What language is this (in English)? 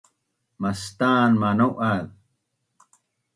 Bunun